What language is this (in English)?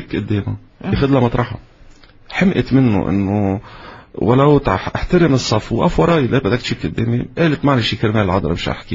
Arabic